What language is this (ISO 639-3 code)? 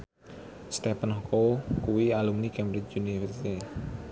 jav